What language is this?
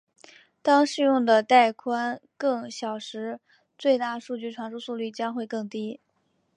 Chinese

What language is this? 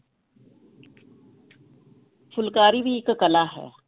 Punjabi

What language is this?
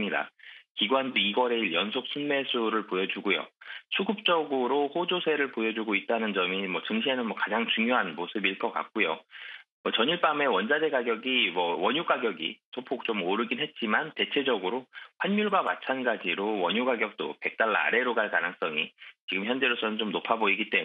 Korean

